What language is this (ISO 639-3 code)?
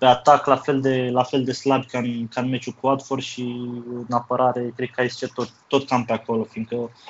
ron